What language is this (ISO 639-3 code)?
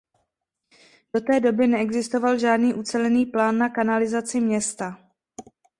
ces